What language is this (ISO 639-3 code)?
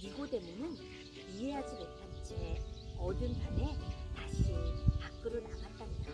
kor